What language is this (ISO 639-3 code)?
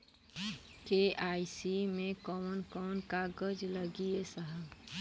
bho